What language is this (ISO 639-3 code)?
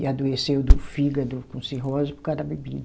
por